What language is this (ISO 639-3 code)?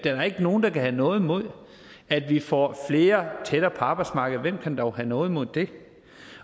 dan